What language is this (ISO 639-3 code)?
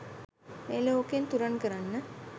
sin